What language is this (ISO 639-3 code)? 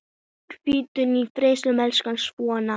isl